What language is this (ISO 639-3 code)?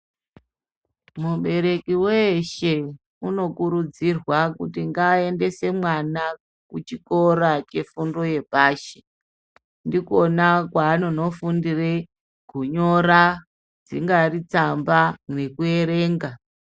ndc